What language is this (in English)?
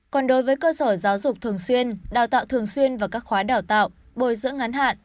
Vietnamese